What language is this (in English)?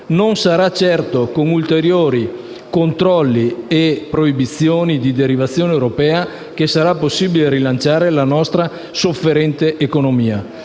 Italian